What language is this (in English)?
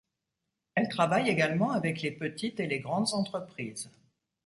French